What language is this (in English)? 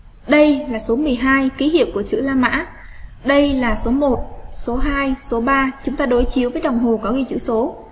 Vietnamese